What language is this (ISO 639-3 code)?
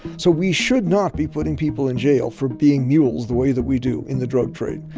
eng